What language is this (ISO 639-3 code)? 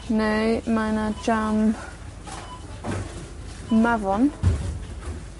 cym